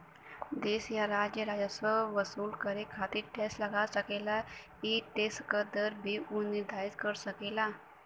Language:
Bhojpuri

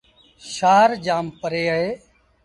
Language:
Sindhi Bhil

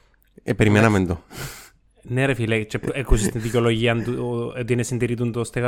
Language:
Greek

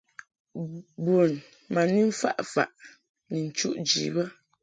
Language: Mungaka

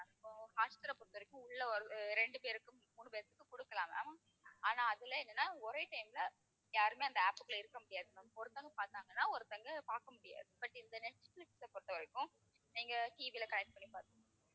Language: Tamil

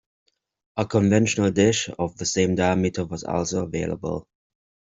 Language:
English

